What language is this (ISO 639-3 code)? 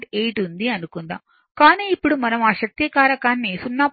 tel